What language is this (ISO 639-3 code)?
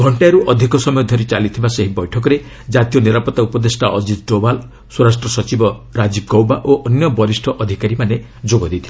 ori